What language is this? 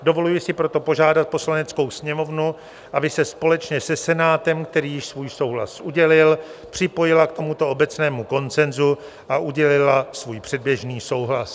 Czech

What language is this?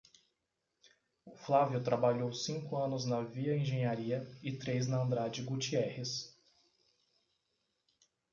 Portuguese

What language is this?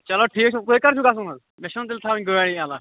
Kashmiri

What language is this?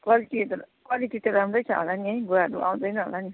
Nepali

